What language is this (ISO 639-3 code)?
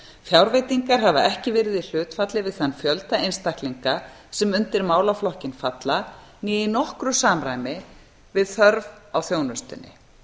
isl